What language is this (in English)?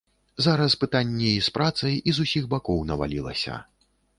Belarusian